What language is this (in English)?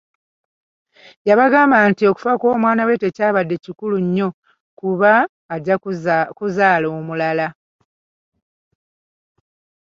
Ganda